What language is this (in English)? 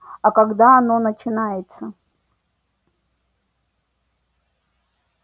Russian